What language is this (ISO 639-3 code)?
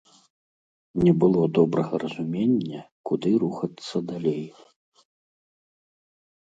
bel